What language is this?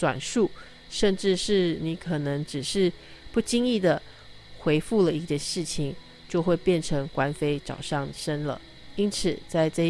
Chinese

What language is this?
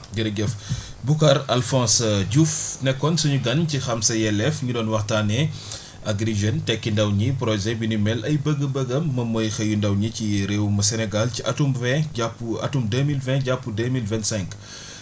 Wolof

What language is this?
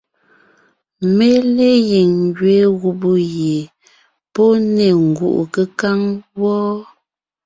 Ngiemboon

